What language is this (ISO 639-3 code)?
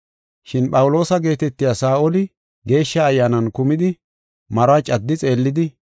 gof